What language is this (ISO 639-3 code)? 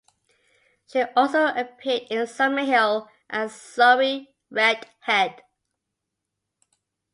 eng